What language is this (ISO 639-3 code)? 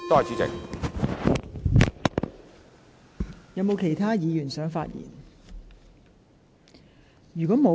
yue